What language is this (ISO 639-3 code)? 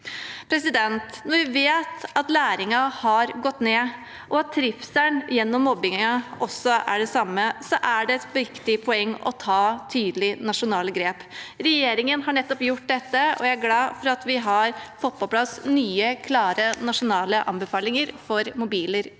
nor